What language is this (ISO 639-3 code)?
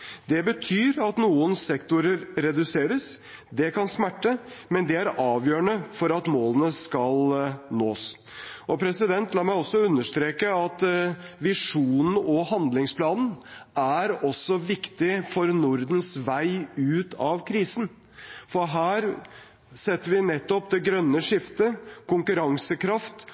nob